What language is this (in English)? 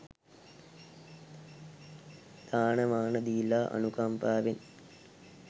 Sinhala